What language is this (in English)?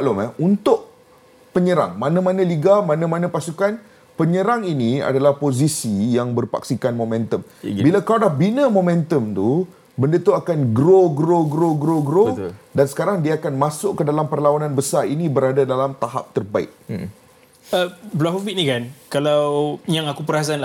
Malay